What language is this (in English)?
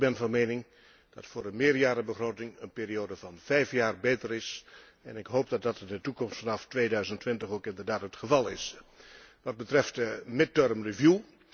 Dutch